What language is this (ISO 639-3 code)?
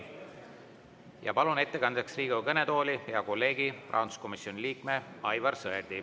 est